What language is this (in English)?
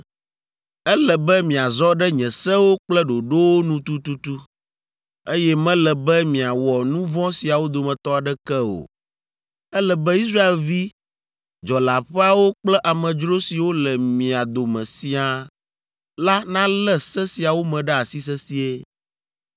Ewe